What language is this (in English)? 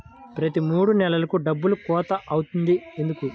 Telugu